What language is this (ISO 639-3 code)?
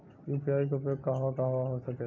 bho